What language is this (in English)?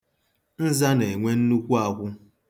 Igbo